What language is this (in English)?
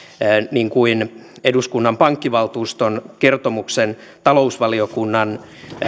Finnish